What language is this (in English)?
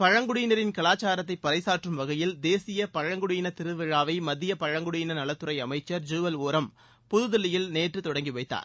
Tamil